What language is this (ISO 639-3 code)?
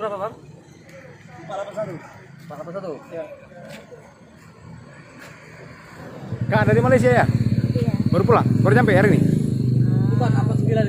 ind